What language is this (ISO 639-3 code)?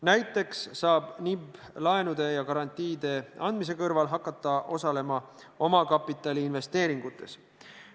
est